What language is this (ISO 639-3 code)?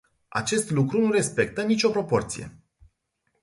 ron